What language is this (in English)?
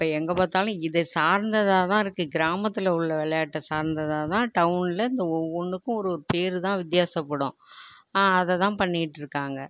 Tamil